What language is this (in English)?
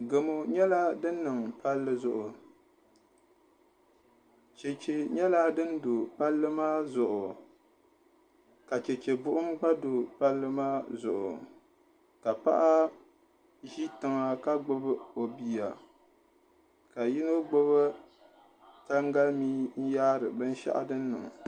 Dagbani